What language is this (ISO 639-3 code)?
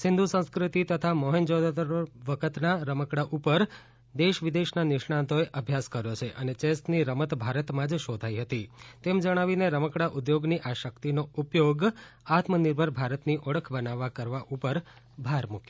guj